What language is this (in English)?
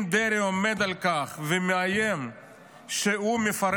Hebrew